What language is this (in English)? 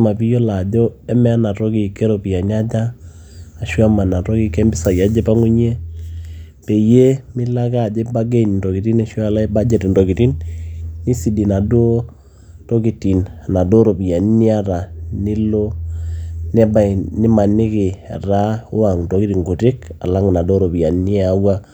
Masai